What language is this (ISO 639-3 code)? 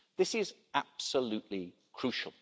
eng